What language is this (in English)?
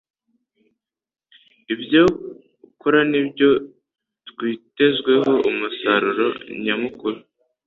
Kinyarwanda